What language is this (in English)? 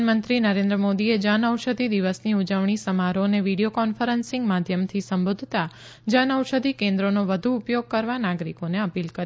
Gujarati